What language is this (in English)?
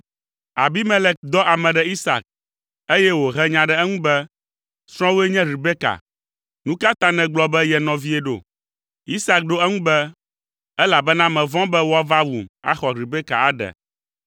Ewe